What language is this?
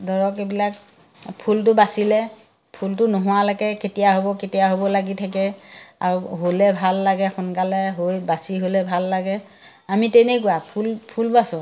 Assamese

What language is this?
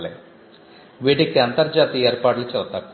Telugu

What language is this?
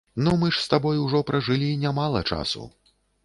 Belarusian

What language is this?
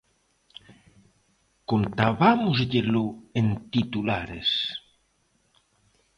Galician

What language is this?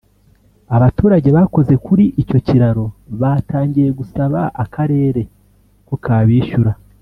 Kinyarwanda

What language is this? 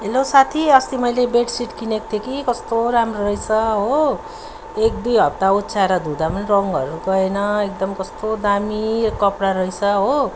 Nepali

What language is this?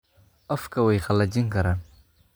Somali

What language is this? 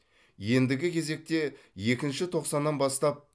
Kazakh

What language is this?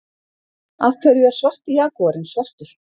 Icelandic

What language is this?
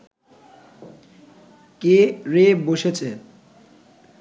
Bangla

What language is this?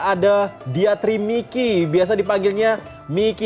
Indonesian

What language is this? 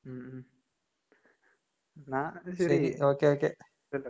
Malayalam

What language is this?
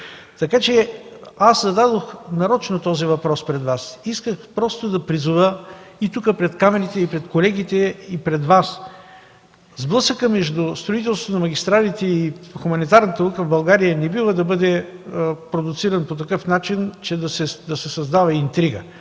Bulgarian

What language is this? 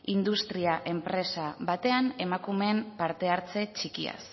Basque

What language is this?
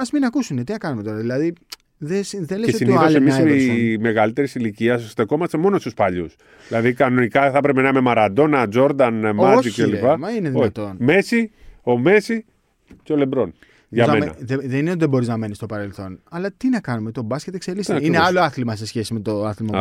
Greek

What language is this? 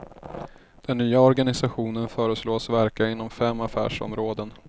Swedish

